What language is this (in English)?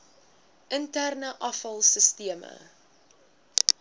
Afrikaans